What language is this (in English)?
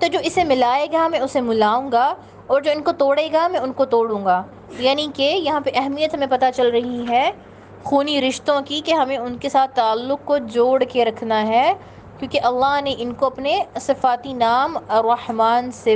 Urdu